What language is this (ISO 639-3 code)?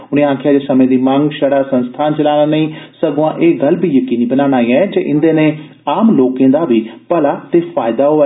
doi